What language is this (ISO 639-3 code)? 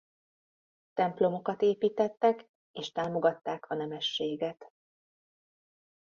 hun